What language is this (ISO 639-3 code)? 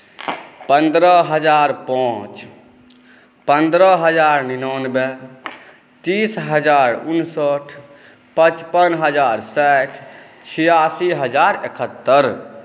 mai